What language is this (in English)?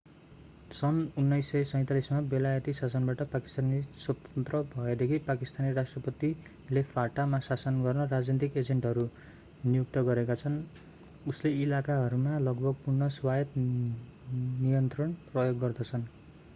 Nepali